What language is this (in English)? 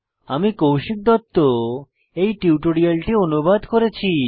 Bangla